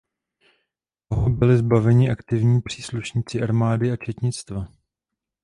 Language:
Czech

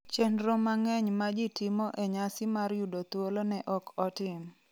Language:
Luo (Kenya and Tanzania)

